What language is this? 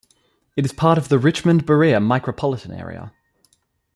English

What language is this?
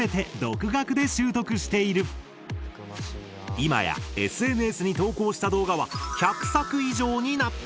Japanese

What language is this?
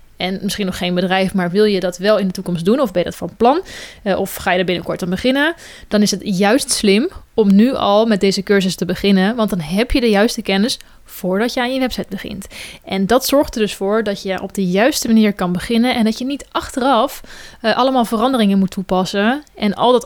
Dutch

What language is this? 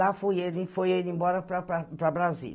Portuguese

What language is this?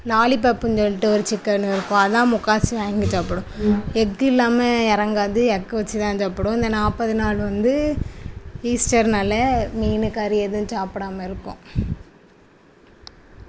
Tamil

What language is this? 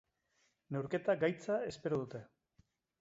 Basque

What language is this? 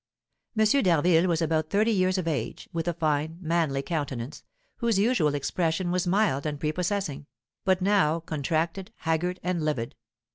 English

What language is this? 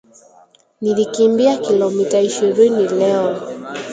Swahili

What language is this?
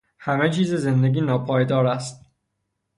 Persian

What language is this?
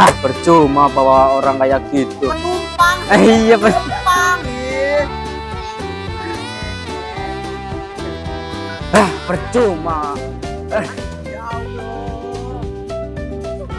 Indonesian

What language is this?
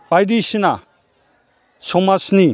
Bodo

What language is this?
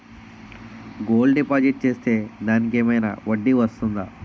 Telugu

